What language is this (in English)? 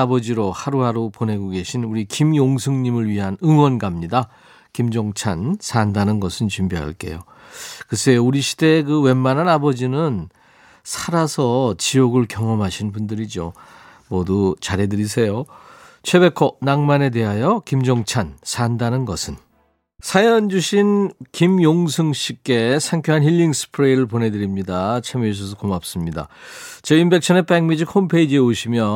Korean